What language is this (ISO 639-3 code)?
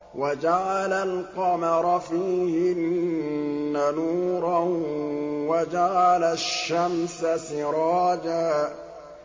ara